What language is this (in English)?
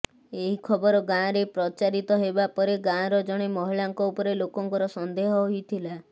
Odia